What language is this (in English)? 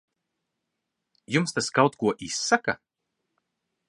Latvian